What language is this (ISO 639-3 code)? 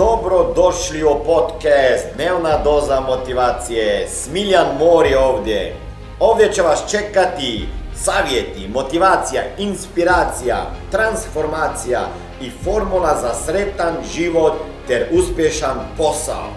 hrv